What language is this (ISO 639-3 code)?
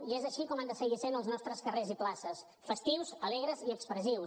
cat